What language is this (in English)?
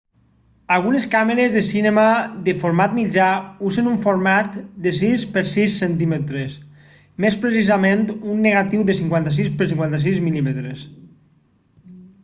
Catalan